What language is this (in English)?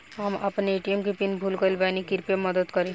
Bhojpuri